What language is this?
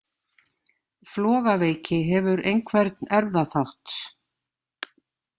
Icelandic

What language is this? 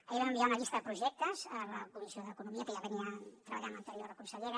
Catalan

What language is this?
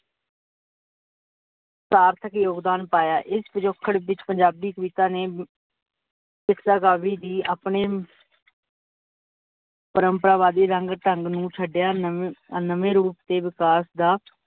Punjabi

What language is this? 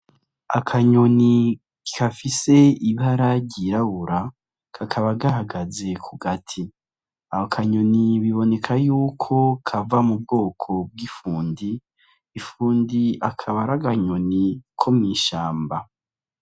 Rundi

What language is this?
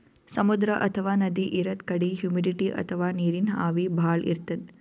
Kannada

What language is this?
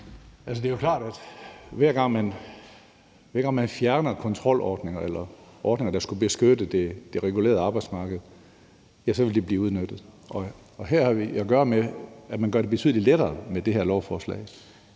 Danish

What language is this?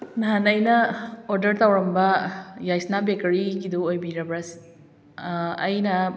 Manipuri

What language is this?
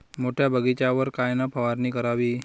Marathi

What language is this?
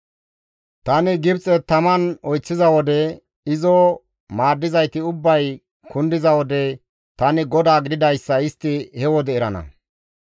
Gamo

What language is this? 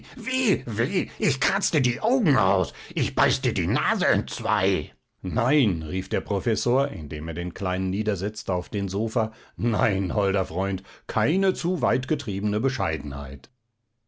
German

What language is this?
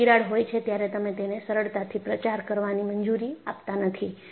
Gujarati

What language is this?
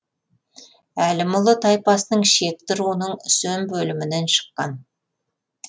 Kazakh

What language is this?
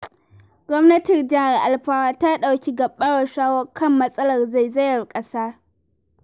Hausa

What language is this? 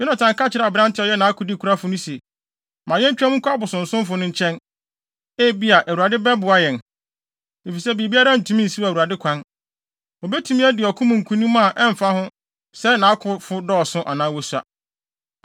Akan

